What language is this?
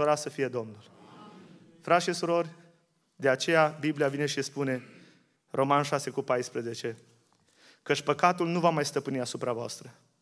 Romanian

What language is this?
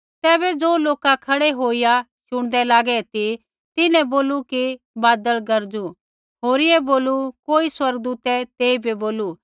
Kullu Pahari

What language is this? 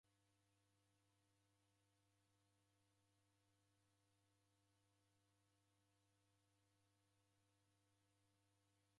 Taita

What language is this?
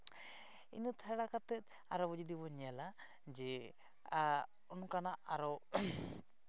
Santali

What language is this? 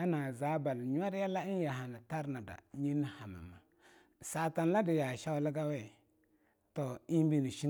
Longuda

